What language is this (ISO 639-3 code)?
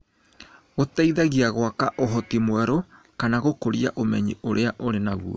kik